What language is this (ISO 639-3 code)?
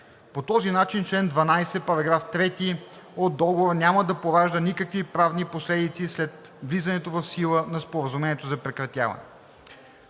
bul